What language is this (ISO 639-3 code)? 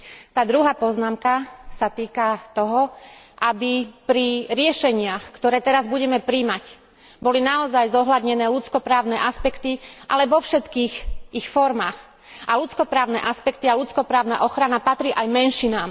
slk